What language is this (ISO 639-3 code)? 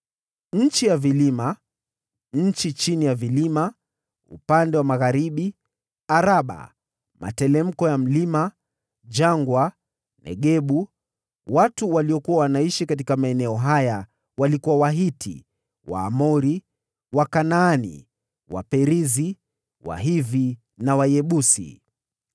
swa